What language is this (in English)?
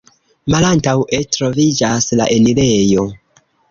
Esperanto